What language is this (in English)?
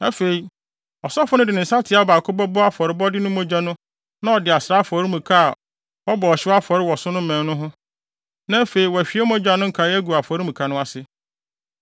Akan